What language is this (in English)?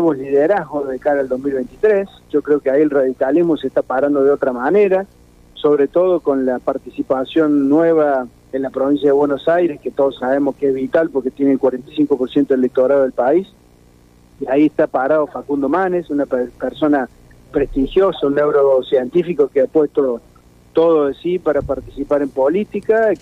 Spanish